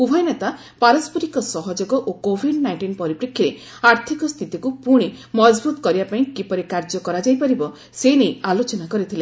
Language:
Odia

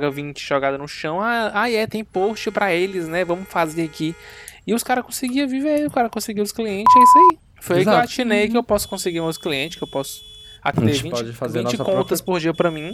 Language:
Portuguese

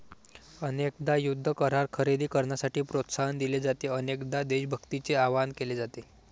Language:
Marathi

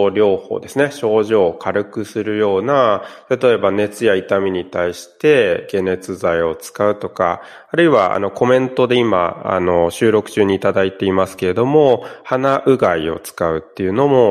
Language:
Japanese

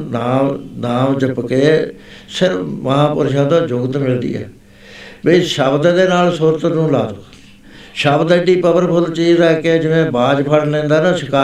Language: Punjabi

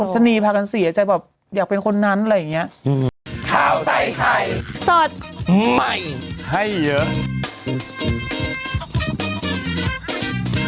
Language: Thai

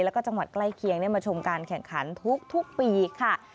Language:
Thai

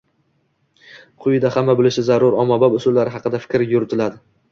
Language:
Uzbek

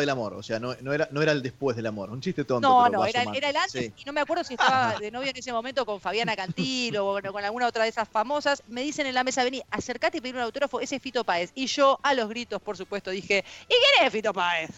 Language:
Spanish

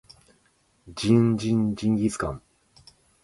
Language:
Japanese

